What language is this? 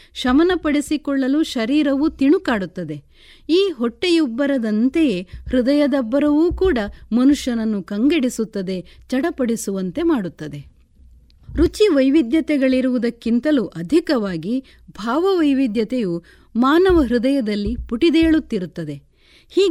Kannada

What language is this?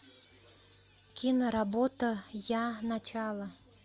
Russian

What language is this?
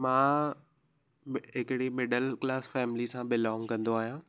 Sindhi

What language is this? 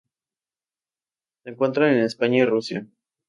Spanish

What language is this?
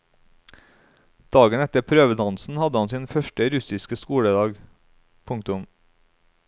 Norwegian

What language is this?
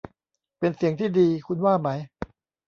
Thai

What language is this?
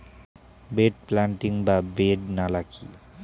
Bangla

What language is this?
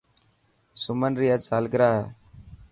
Dhatki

